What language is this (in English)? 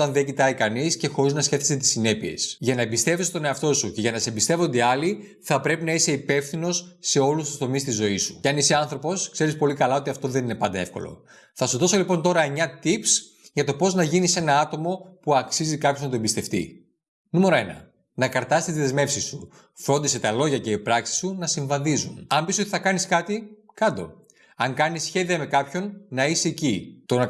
Greek